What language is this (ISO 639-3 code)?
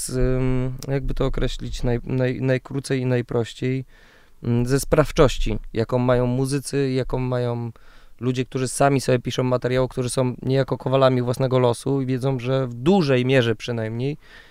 pol